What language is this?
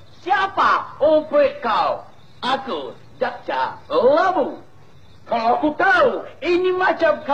Malay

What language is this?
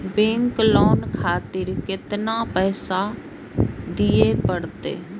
Maithili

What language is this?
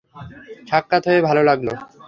Bangla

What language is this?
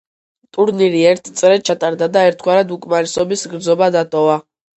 Georgian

